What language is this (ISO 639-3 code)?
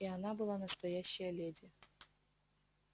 rus